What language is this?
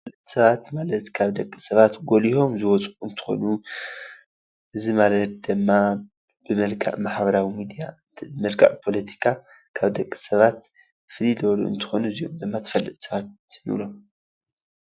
Tigrinya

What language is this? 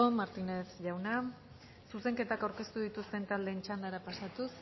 Basque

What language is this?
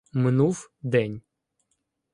Ukrainian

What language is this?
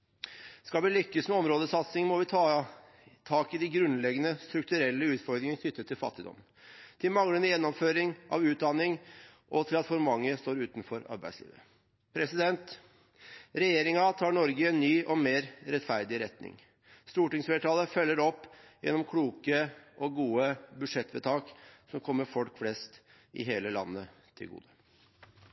Norwegian Bokmål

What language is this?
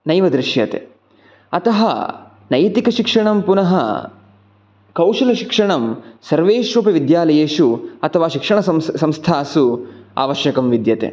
Sanskrit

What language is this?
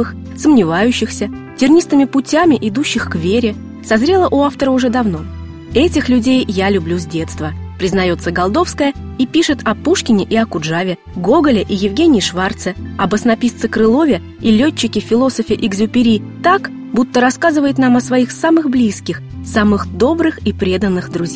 Russian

